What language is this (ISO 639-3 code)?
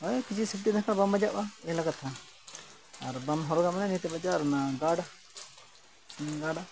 sat